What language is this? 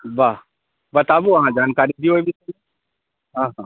Maithili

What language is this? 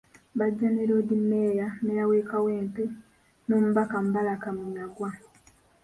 Ganda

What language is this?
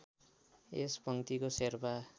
Nepali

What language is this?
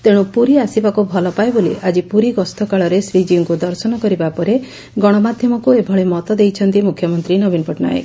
Odia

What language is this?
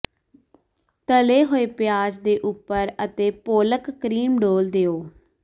Punjabi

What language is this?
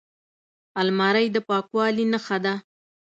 Pashto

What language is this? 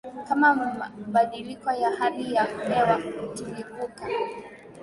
Swahili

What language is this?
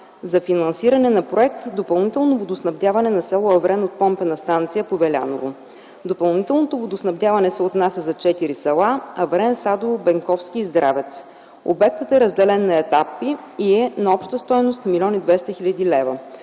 Bulgarian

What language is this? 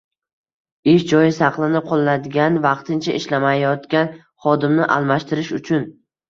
Uzbek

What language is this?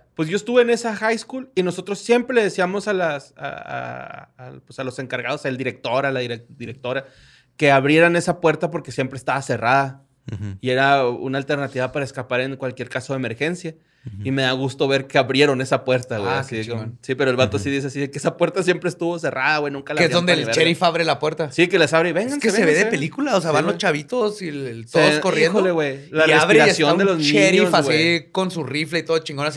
Spanish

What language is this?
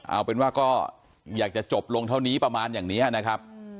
Thai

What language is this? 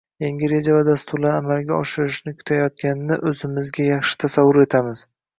Uzbek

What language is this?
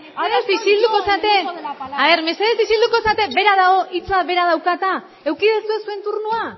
Basque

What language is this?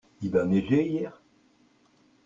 French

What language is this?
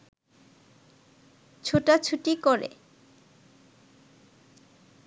Bangla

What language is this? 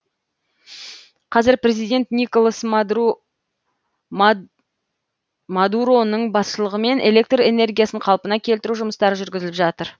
Kazakh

